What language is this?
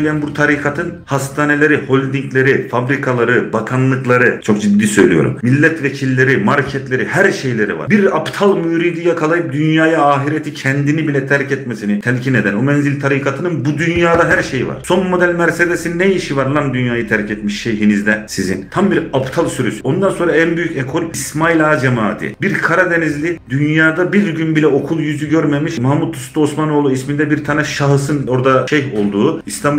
Turkish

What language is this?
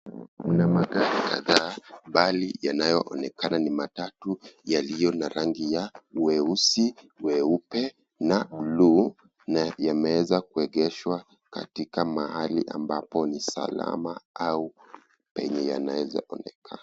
Swahili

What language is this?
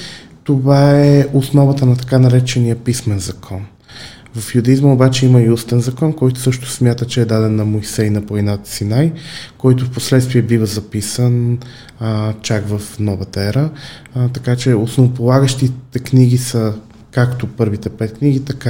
Bulgarian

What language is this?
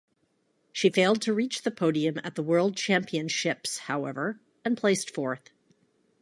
English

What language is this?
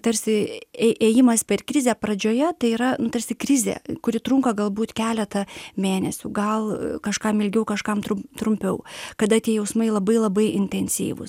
Lithuanian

